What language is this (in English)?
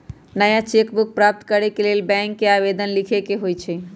Magahi